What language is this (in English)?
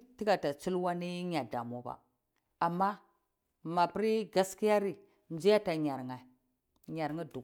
Cibak